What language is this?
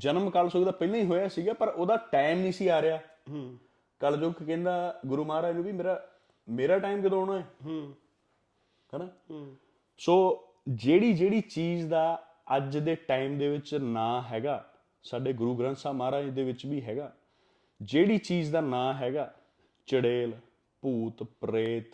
Punjabi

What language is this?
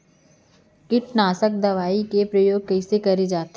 Chhattisgarhi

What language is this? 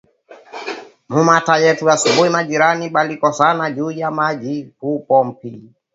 Swahili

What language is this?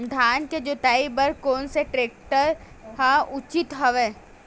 Chhattisgarhi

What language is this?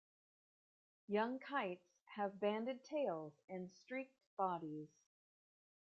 English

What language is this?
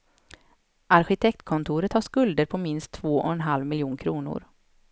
Swedish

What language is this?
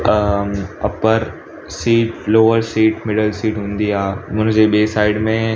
Sindhi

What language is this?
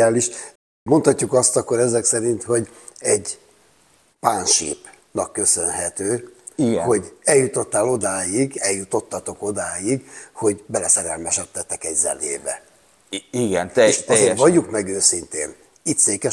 Hungarian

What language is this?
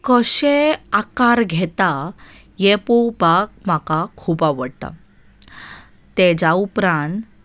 Konkani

